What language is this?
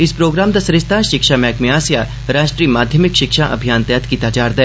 Dogri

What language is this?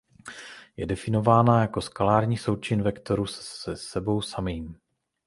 Czech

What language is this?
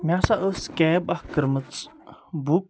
Kashmiri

